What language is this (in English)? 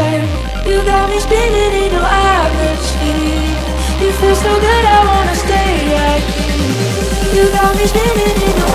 English